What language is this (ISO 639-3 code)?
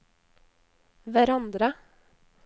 nor